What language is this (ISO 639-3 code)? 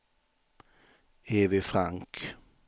swe